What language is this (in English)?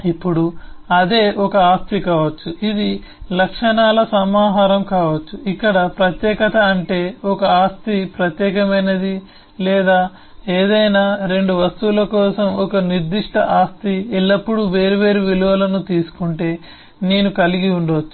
Telugu